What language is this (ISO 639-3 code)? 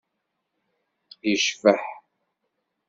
kab